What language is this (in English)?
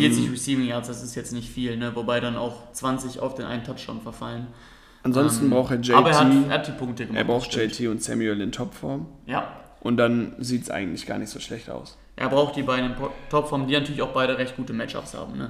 German